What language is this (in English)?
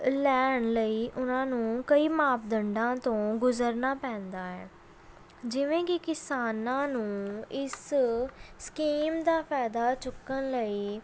Punjabi